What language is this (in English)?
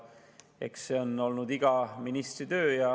Estonian